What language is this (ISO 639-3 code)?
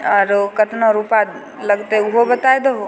mai